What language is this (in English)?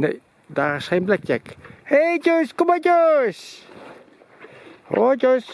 Dutch